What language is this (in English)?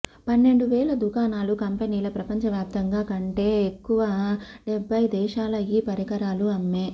Telugu